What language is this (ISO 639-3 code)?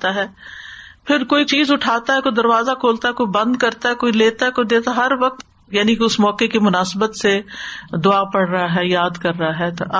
urd